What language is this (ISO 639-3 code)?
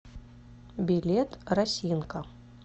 rus